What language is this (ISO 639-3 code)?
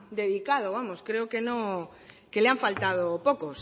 spa